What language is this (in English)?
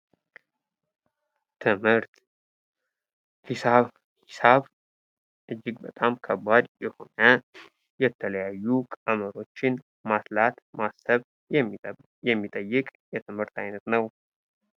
Amharic